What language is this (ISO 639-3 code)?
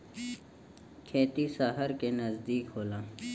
bho